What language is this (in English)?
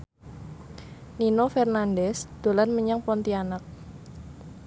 Javanese